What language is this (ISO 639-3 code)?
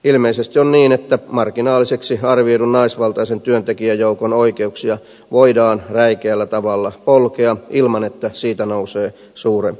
fin